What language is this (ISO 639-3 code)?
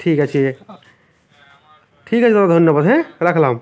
ben